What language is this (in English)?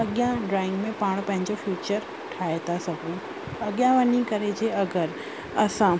Sindhi